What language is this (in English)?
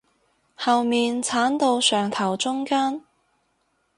Cantonese